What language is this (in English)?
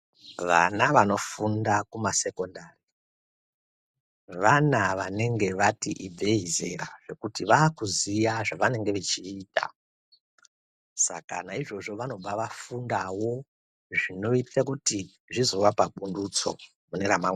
Ndau